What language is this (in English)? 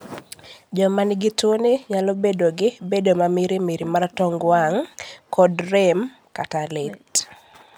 Luo (Kenya and Tanzania)